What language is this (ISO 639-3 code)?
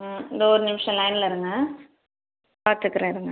tam